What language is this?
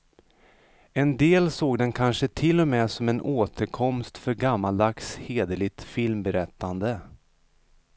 Swedish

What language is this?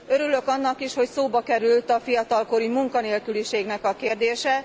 Hungarian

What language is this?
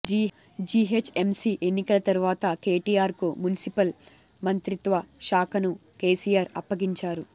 Telugu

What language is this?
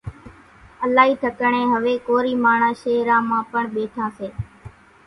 Kachi Koli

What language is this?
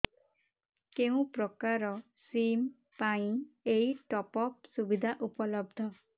Odia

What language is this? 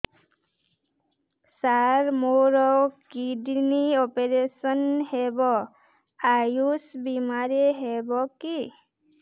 Odia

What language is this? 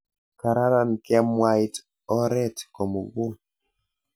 Kalenjin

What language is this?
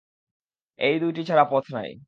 Bangla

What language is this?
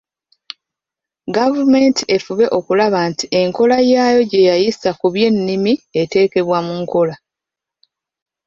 Ganda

